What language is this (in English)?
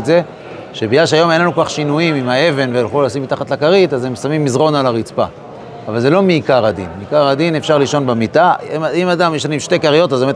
Hebrew